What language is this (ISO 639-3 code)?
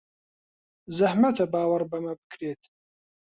ckb